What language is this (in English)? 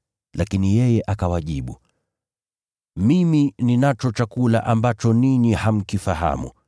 Swahili